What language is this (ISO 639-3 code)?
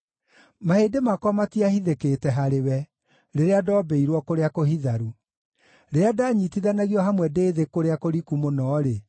kik